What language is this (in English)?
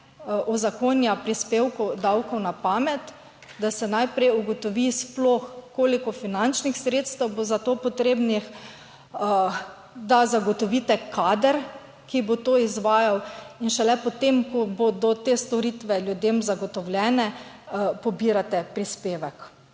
Slovenian